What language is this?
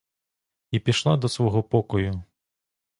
Ukrainian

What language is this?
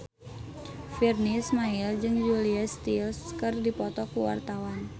Sundanese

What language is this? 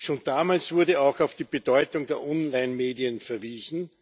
German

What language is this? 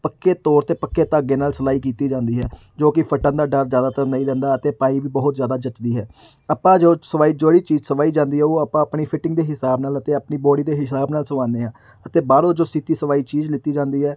Punjabi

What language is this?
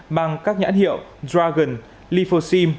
Vietnamese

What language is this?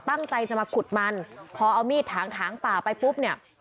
Thai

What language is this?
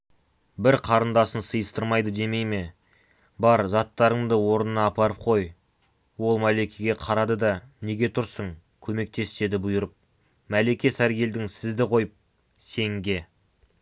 Kazakh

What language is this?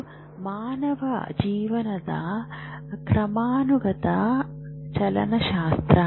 Kannada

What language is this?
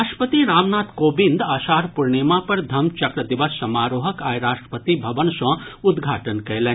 Maithili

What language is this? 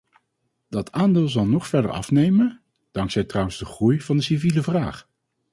Dutch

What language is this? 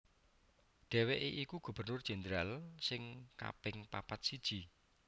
Javanese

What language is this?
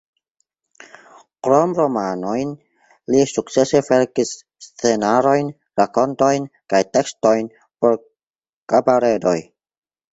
Esperanto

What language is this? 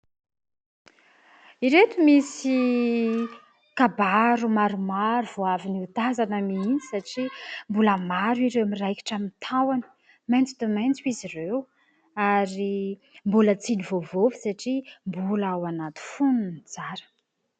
Malagasy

